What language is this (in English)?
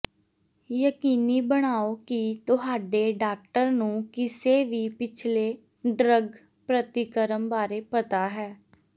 Punjabi